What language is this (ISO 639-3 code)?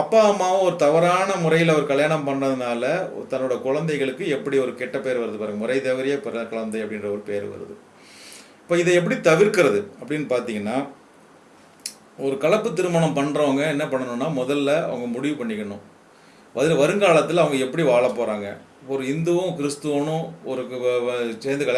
tam